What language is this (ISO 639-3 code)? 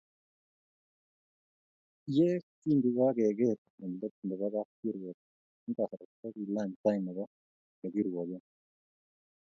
kln